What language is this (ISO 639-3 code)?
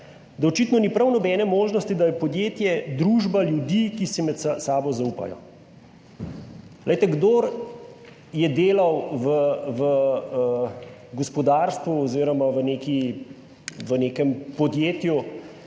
slv